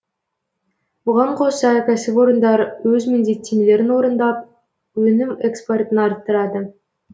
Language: Kazakh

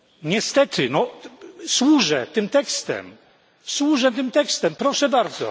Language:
Polish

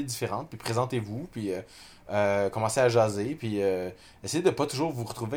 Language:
French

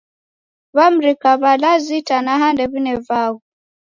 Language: Taita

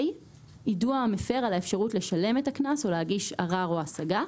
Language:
Hebrew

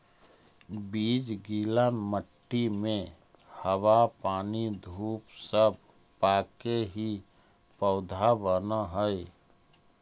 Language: Magahi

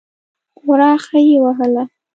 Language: Pashto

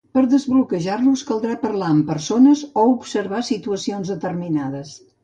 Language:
Catalan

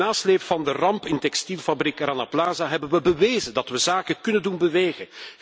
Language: Dutch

